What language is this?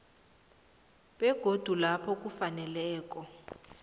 South Ndebele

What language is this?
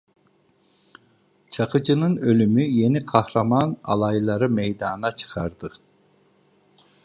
Turkish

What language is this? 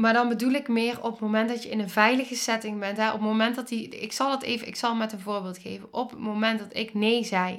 Dutch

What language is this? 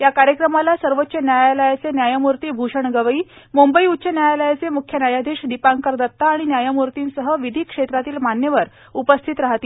Marathi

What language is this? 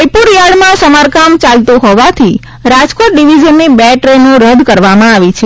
Gujarati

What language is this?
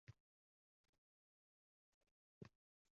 Uzbek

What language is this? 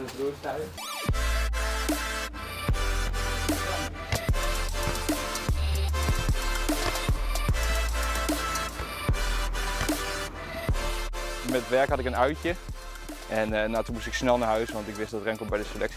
Dutch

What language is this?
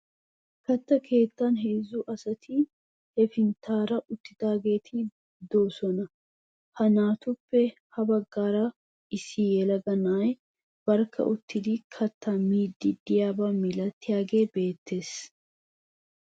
Wolaytta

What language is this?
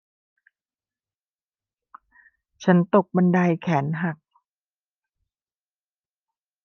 Thai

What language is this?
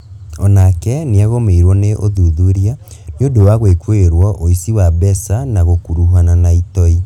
Kikuyu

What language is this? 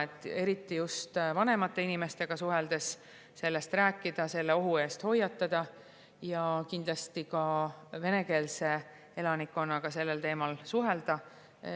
Estonian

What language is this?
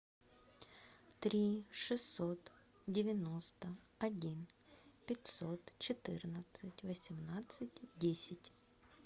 Russian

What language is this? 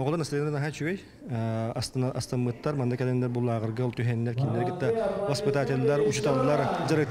Turkish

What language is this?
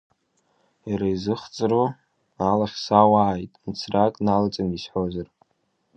Abkhazian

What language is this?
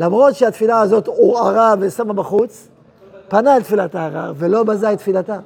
Hebrew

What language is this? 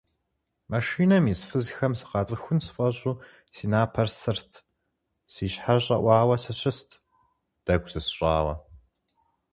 Kabardian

